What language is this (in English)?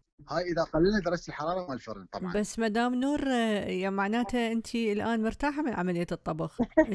Arabic